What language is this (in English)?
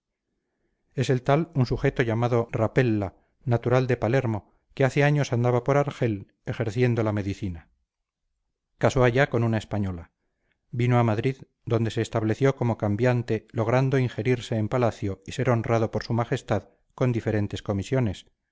Spanish